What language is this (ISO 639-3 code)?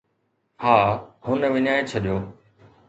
snd